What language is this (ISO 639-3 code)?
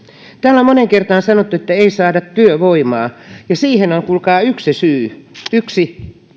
fin